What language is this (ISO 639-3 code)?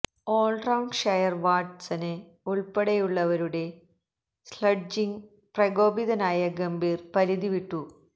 mal